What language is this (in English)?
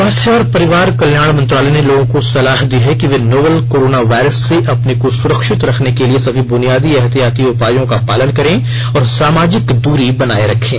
Hindi